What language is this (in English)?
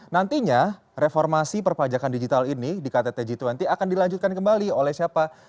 Indonesian